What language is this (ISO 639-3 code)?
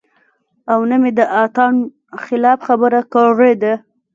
pus